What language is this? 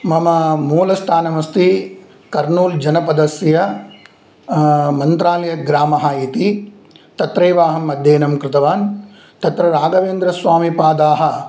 Sanskrit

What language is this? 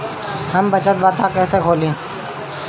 Bhojpuri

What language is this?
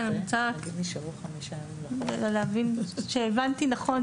Hebrew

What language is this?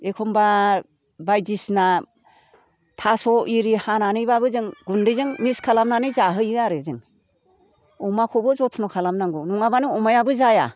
Bodo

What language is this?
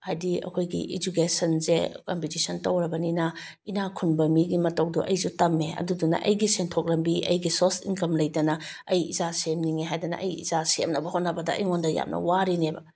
Manipuri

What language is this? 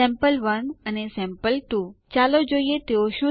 Gujarati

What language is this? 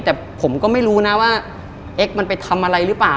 Thai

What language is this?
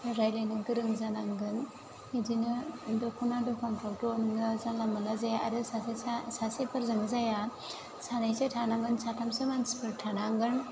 Bodo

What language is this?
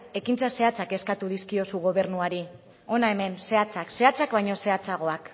Basque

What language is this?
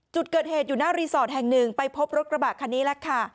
Thai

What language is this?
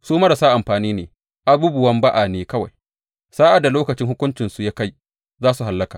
Hausa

